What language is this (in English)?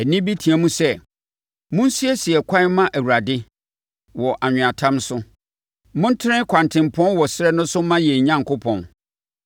Akan